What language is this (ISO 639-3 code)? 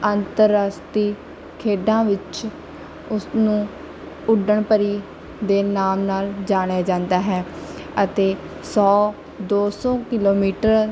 pan